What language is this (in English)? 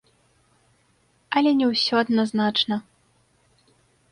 Belarusian